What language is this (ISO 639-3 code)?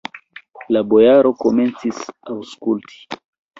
epo